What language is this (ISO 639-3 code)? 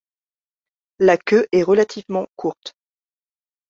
fra